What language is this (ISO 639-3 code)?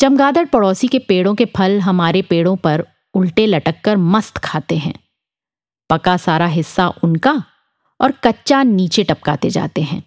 hin